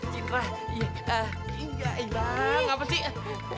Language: Indonesian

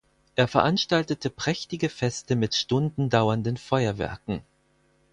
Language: German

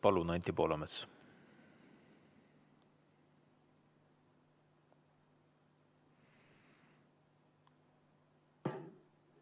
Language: Estonian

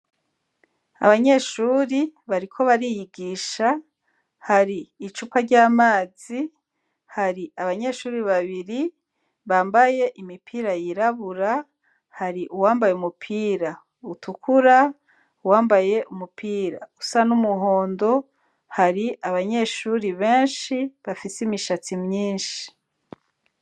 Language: Rundi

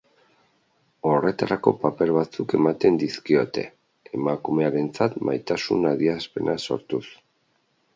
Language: Basque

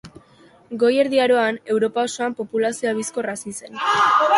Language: Basque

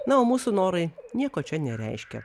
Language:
Lithuanian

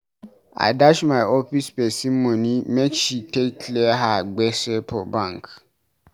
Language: Nigerian Pidgin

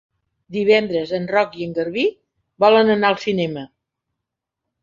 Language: Catalan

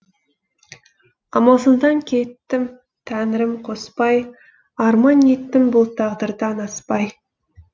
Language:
Kazakh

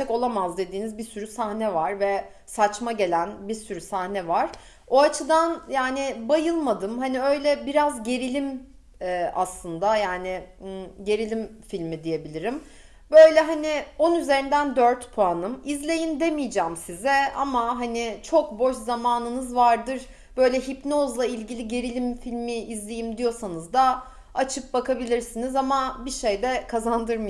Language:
Turkish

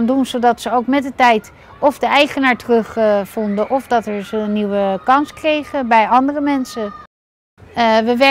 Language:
Dutch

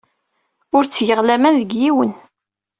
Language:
Kabyle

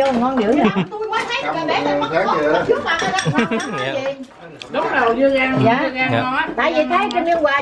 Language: Vietnamese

